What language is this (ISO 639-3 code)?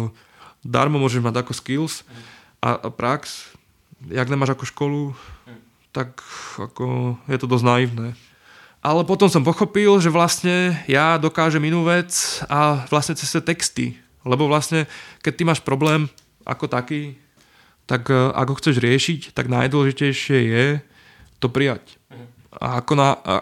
ces